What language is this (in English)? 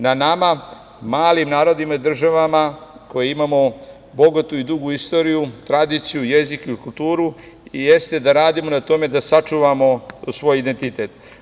Serbian